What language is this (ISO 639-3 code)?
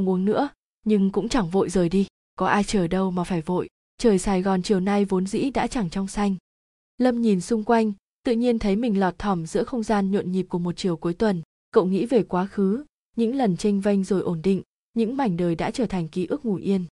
vie